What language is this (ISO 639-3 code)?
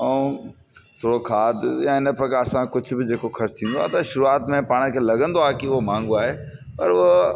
snd